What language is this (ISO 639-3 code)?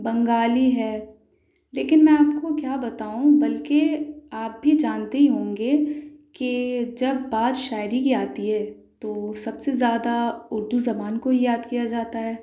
urd